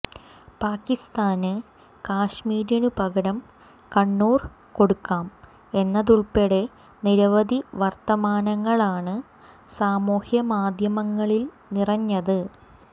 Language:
Malayalam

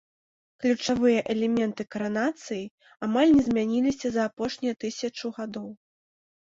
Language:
Belarusian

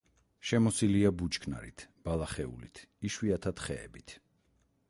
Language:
Georgian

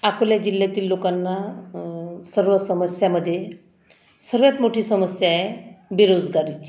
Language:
Marathi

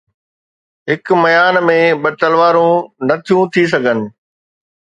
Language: Sindhi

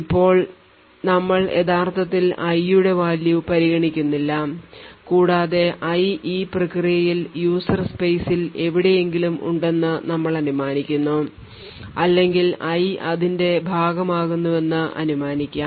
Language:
Malayalam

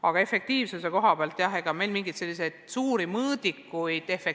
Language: Estonian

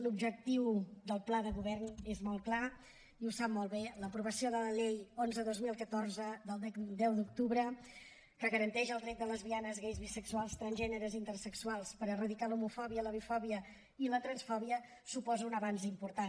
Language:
Catalan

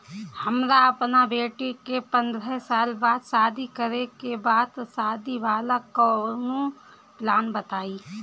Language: Bhojpuri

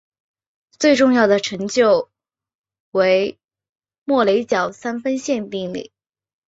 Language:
Chinese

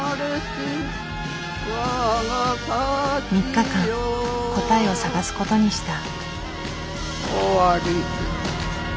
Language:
Japanese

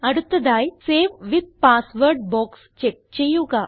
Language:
Malayalam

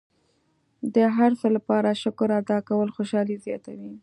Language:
Pashto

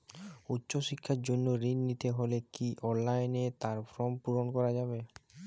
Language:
Bangla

